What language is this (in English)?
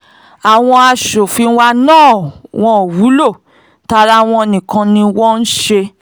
Yoruba